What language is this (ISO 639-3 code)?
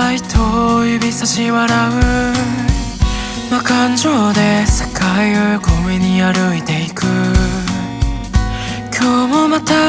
kor